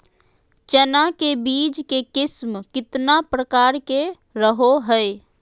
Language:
Magahi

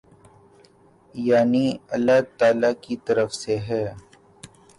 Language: Urdu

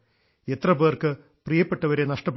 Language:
Malayalam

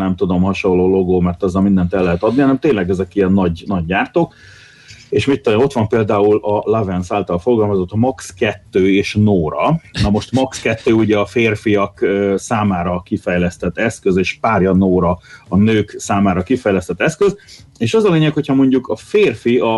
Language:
Hungarian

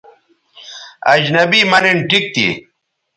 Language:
Bateri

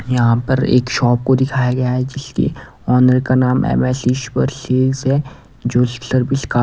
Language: Hindi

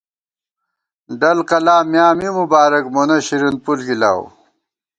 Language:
Gawar-Bati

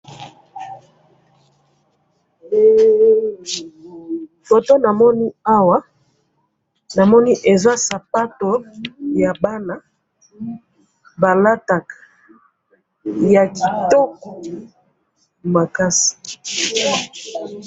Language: Lingala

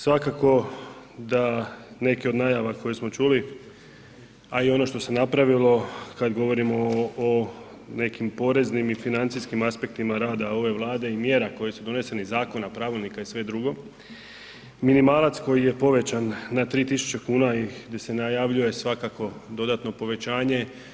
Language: Croatian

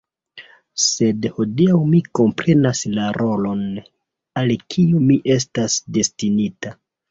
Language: Esperanto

